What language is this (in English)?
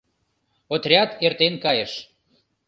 Mari